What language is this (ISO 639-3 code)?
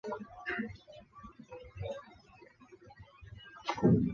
zho